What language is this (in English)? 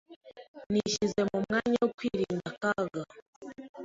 Kinyarwanda